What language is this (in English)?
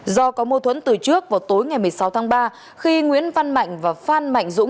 Vietnamese